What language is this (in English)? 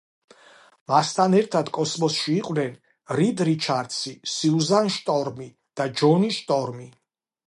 Georgian